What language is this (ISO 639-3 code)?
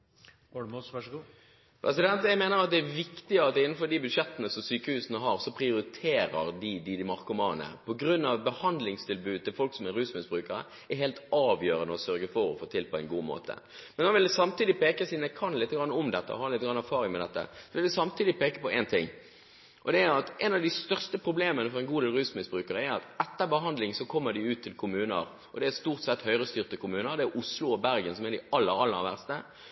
nob